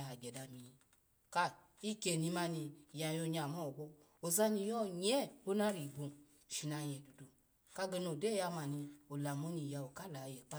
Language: Alago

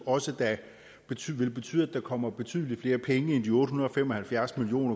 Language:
Danish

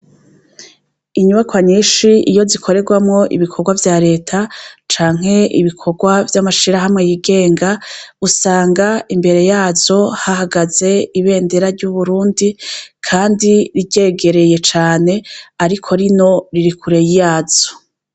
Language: Rundi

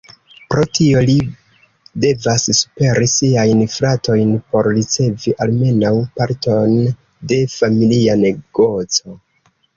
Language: Esperanto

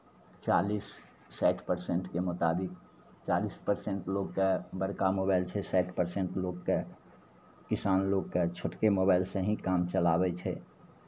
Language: Maithili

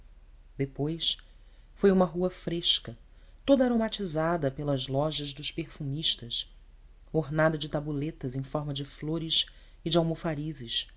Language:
Portuguese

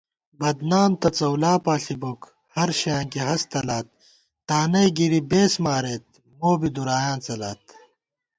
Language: Gawar-Bati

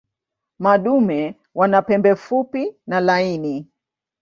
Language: Swahili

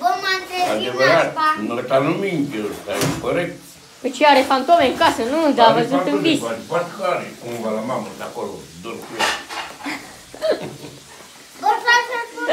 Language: Romanian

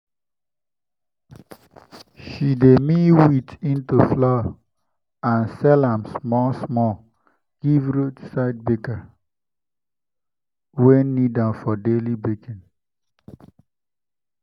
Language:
Nigerian Pidgin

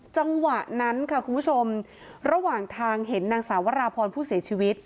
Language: Thai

